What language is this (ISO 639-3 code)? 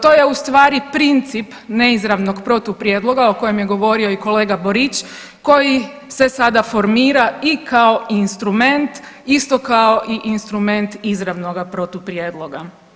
hrv